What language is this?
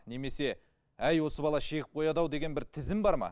Kazakh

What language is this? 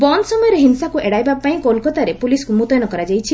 Odia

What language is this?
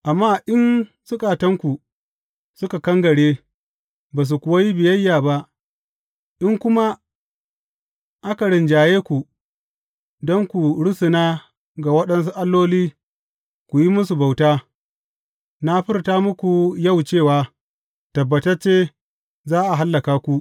Hausa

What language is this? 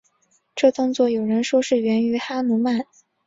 Chinese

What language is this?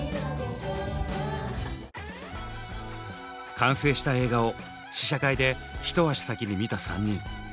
Japanese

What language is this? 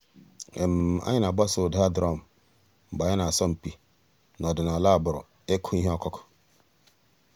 Igbo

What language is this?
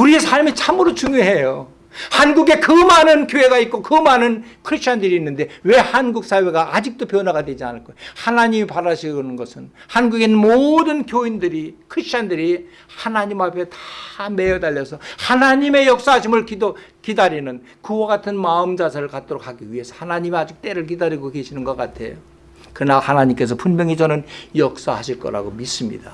Korean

